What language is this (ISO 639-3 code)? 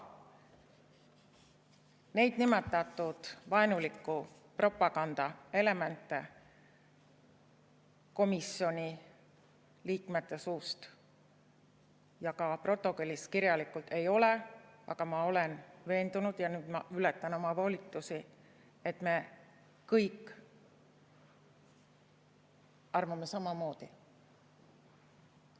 est